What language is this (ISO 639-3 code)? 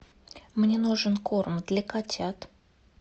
rus